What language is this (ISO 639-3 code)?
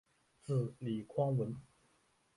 zho